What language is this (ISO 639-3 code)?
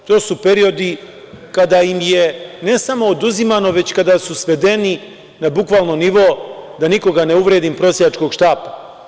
srp